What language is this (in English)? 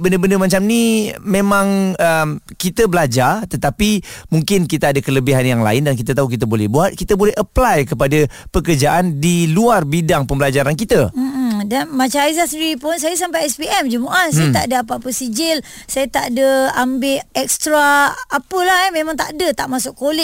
Malay